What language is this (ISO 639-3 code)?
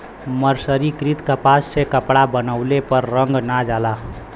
bho